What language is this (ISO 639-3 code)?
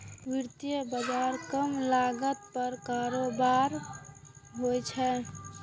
mai